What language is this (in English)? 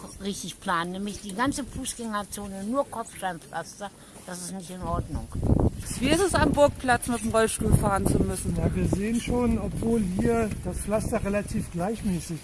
German